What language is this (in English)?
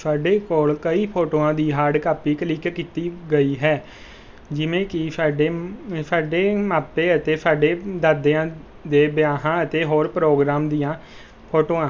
Punjabi